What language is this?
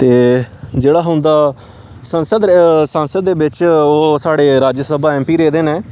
Dogri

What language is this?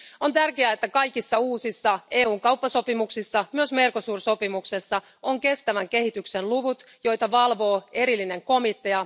Finnish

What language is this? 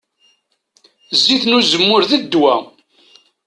Kabyle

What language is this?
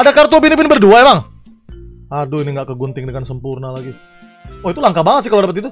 Indonesian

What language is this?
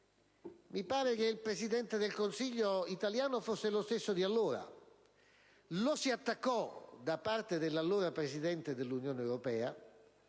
Italian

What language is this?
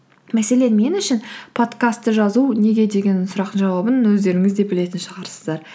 Kazakh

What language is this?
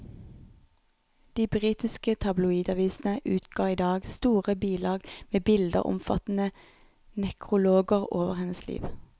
Norwegian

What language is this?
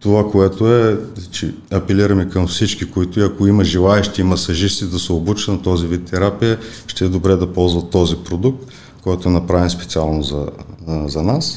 Bulgarian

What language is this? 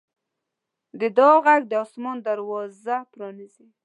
Pashto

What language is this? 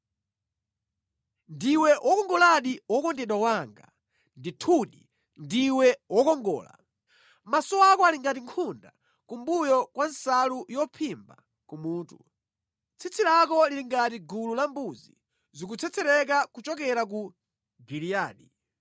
Nyanja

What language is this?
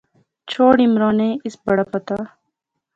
Pahari-Potwari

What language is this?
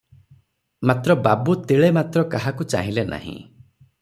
Odia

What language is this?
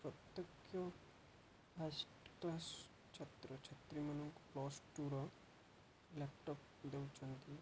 Odia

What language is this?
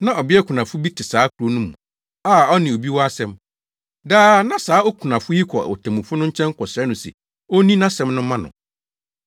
Akan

